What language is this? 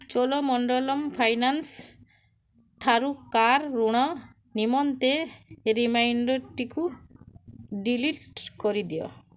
Odia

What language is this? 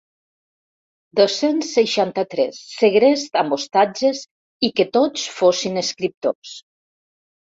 Catalan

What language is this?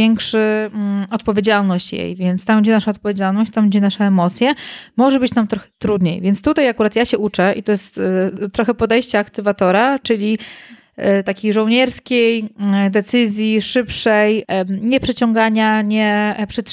Polish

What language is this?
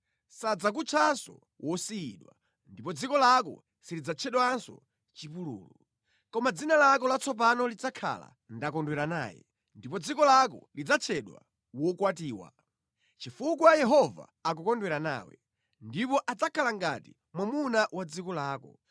Nyanja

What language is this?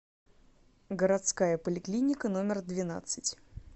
Russian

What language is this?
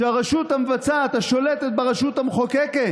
Hebrew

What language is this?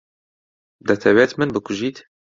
Central Kurdish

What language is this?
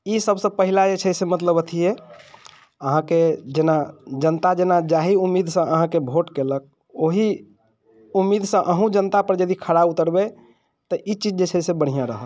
Maithili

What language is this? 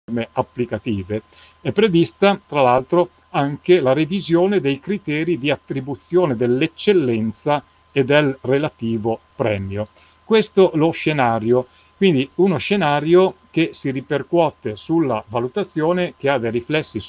Italian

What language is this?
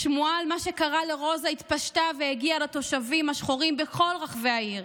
Hebrew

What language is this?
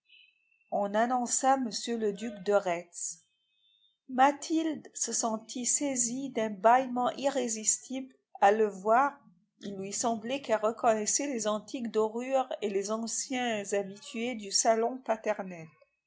French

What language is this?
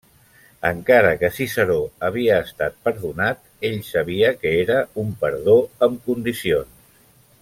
Catalan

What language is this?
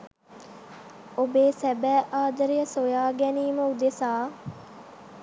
Sinhala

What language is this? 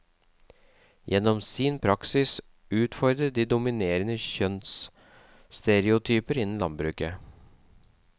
Norwegian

